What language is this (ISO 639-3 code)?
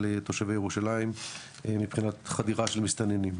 heb